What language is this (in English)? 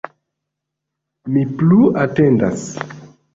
Esperanto